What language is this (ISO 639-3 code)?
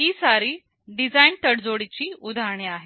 mar